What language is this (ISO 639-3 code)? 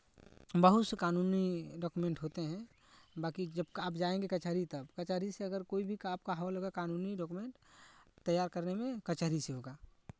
hin